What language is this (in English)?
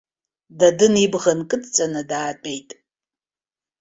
Abkhazian